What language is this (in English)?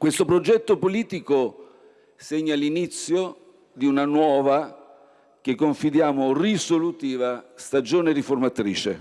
Italian